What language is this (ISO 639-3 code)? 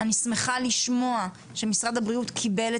heb